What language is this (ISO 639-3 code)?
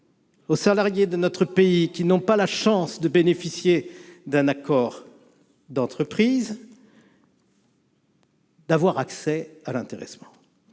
fra